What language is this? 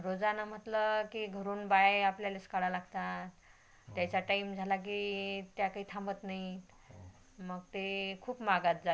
Marathi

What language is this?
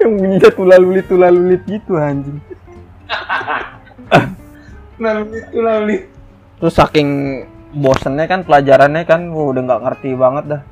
Indonesian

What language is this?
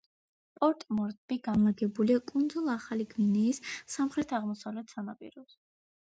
Georgian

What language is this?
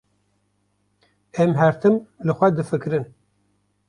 Kurdish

